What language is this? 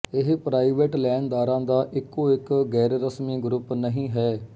Punjabi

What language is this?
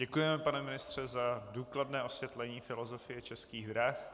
Czech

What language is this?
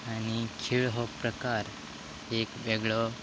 Konkani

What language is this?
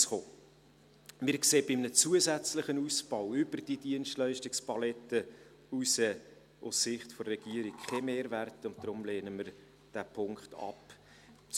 Swiss German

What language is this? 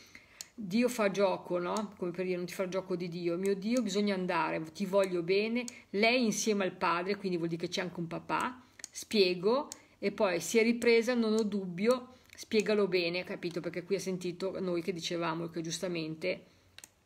Italian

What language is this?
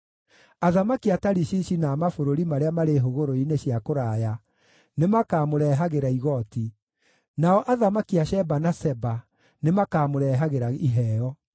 Kikuyu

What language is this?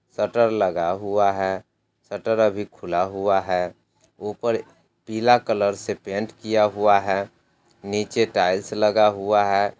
Hindi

